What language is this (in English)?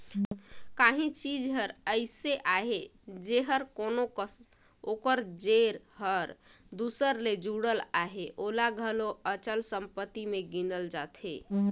Chhattisgarhi